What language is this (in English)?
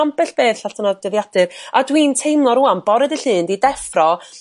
Welsh